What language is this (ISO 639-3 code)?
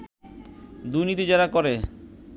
ben